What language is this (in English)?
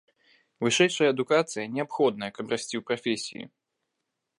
Belarusian